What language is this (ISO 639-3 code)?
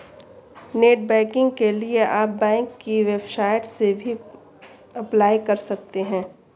hin